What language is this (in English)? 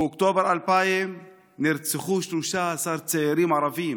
Hebrew